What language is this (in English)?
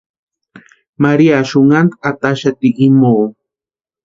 Western Highland Purepecha